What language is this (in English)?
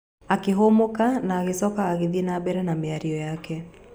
Kikuyu